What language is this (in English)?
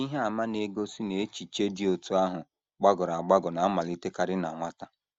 Igbo